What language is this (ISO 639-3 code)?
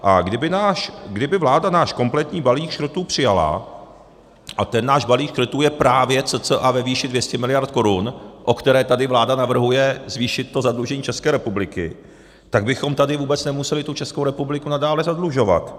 ces